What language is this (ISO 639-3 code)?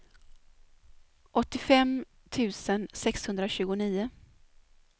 swe